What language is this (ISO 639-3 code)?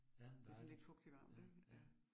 dan